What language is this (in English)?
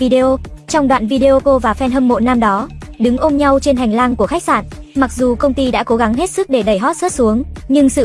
Vietnamese